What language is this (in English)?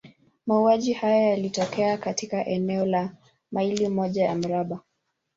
Swahili